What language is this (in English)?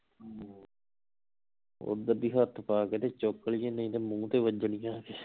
Punjabi